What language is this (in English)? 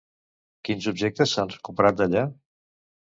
Catalan